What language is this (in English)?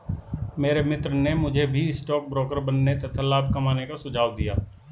Hindi